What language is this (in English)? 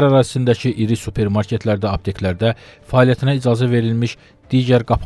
Turkish